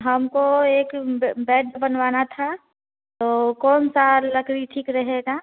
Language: Hindi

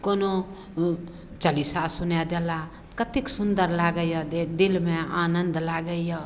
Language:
Maithili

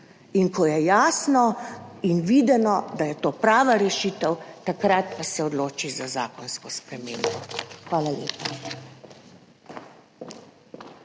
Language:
Slovenian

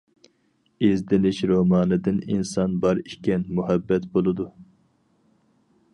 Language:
Uyghur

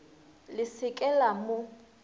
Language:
Northern Sotho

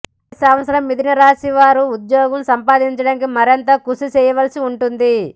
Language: Telugu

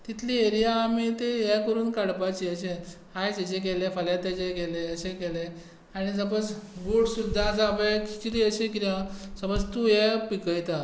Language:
Konkani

